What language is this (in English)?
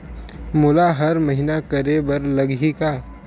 Chhattisgarhi